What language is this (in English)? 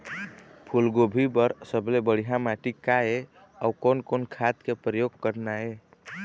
Chhattisgarhi